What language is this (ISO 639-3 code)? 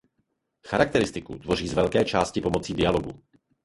ces